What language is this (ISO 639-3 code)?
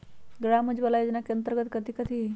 mag